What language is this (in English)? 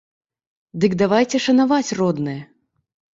Belarusian